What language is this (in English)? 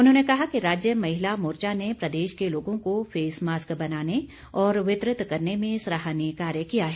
Hindi